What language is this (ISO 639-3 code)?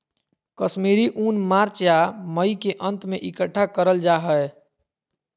mag